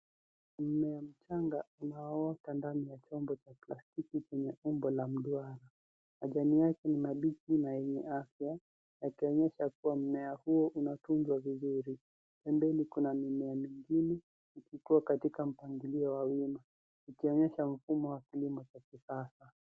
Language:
Swahili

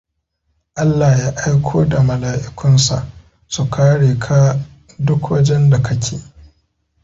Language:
Hausa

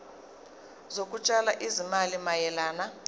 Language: Zulu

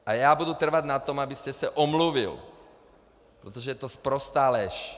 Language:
Czech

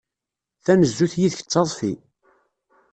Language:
Kabyle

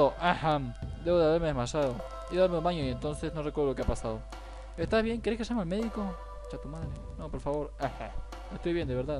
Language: Spanish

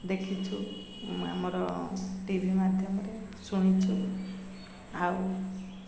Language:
Odia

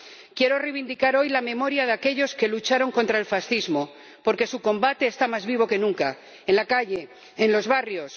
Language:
Spanish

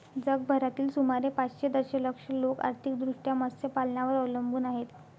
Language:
Marathi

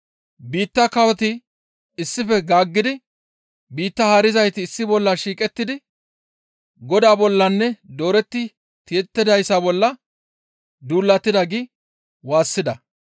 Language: Gamo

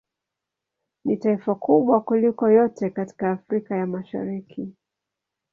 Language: Swahili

